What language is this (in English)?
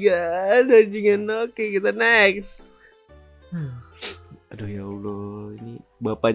Indonesian